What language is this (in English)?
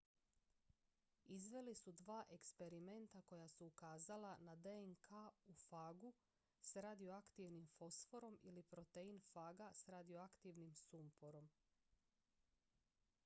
Croatian